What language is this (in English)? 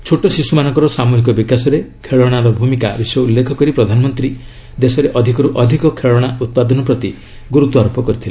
Odia